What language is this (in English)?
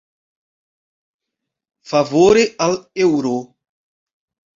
Esperanto